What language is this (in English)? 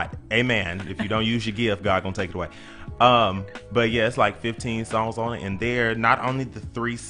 English